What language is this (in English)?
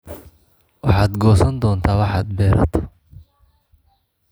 Somali